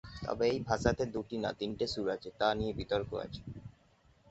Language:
Bangla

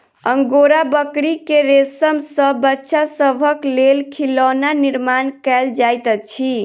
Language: Maithili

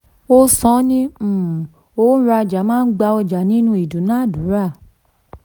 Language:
Yoruba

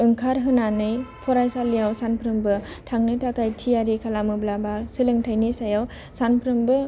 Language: Bodo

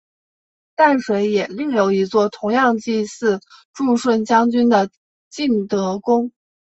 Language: Chinese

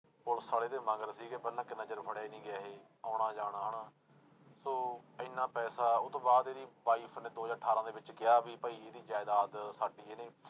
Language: Punjabi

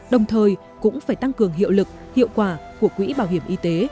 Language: Vietnamese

